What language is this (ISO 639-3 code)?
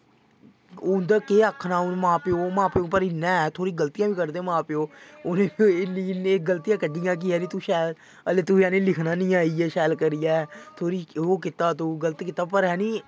doi